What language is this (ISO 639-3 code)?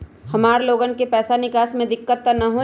mag